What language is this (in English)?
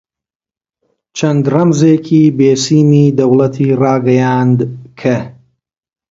Central Kurdish